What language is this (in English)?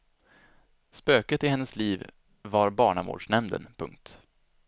Swedish